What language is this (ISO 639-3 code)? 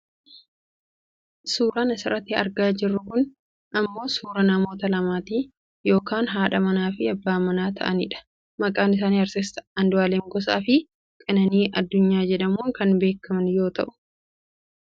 orm